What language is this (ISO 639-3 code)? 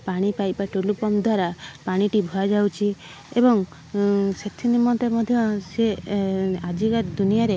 ori